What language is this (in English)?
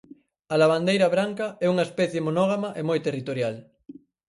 Galician